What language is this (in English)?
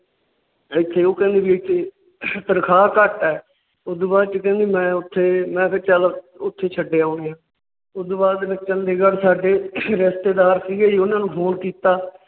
Punjabi